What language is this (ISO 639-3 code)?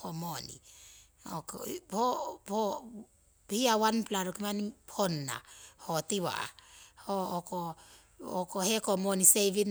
siw